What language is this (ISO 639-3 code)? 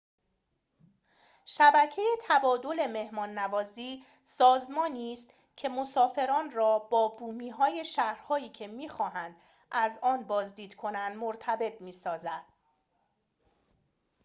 fas